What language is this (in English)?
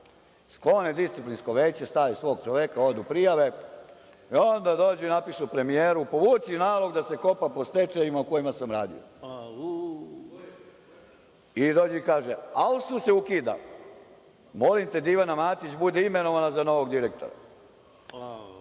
Serbian